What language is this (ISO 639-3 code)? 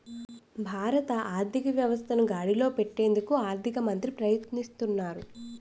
tel